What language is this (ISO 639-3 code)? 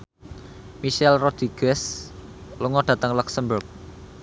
jav